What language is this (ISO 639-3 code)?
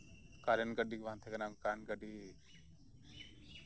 sat